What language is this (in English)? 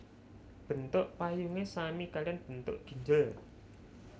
Javanese